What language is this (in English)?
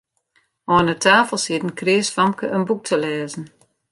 Western Frisian